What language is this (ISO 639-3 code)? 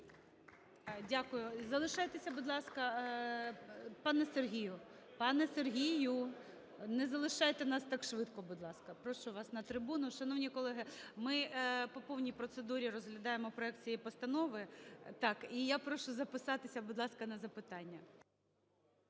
ukr